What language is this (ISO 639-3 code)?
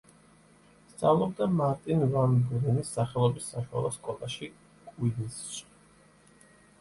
kat